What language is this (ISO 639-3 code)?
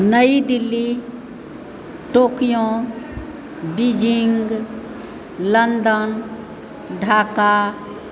mai